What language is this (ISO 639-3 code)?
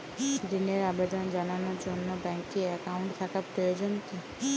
ben